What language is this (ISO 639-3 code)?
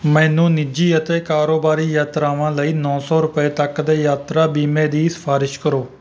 pan